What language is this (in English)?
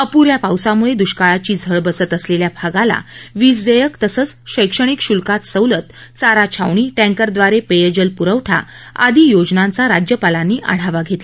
Marathi